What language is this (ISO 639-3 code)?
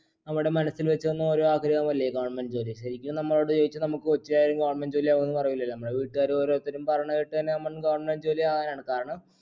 mal